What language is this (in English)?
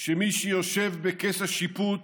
Hebrew